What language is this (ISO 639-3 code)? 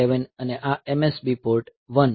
guj